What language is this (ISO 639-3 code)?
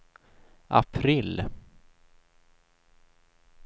swe